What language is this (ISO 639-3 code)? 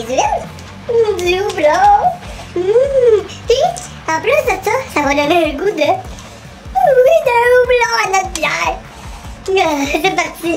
fra